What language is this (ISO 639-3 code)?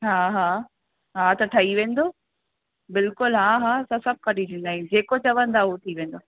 snd